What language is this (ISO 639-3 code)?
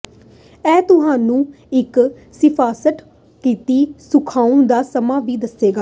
pan